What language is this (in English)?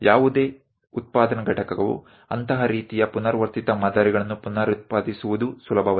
Kannada